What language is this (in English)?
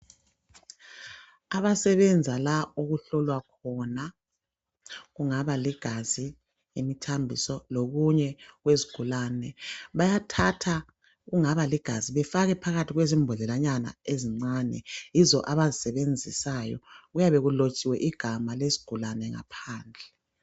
North Ndebele